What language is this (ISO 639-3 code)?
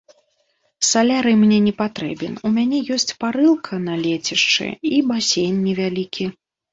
bel